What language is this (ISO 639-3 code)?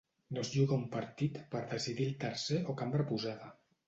cat